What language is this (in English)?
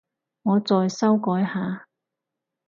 Cantonese